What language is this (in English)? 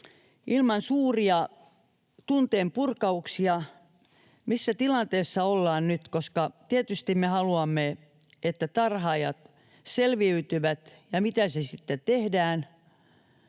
Finnish